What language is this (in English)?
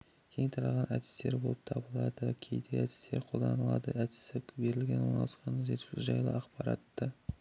Kazakh